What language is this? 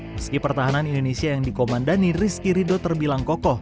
Indonesian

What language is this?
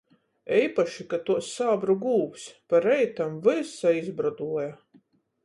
Latgalian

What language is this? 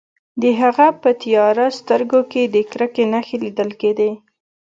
Pashto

